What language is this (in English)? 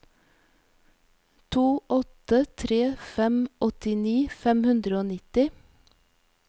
Norwegian